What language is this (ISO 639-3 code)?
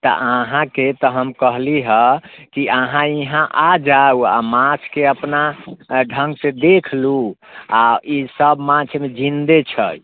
mai